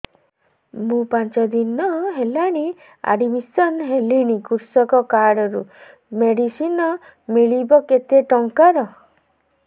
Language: Odia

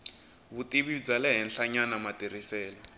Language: Tsonga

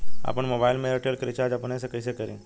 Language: Bhojpuri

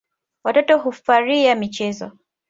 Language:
Swahili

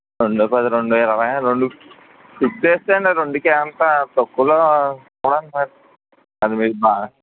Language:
Telugu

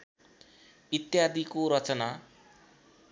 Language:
Nepali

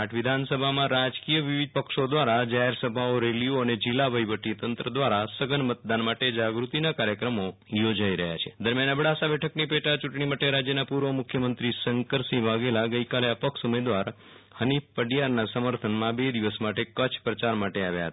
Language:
Gujarati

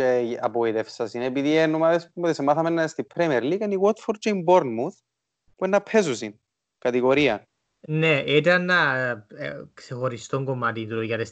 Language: Greek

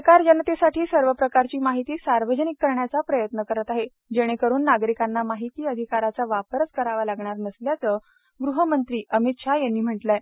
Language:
Marathi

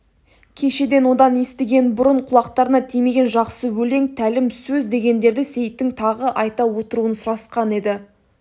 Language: Kazakh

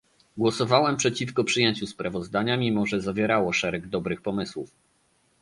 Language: Polish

